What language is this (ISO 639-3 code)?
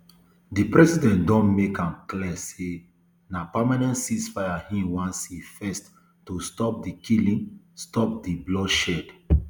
pcm